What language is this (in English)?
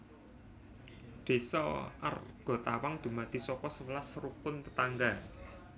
Javanese